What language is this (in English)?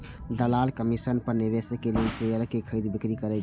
Maithili